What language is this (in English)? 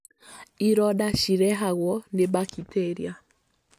Kikuyu